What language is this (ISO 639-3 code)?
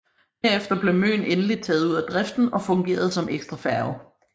dan